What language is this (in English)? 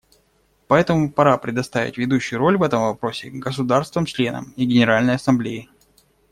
Russian